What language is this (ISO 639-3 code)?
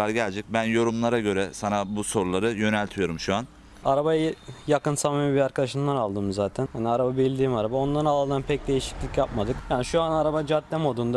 tur